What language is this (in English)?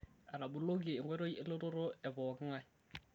Masai